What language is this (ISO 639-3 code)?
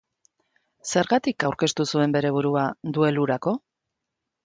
eus